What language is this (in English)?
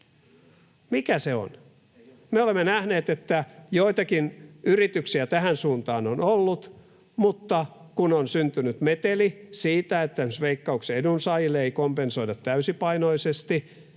Finnish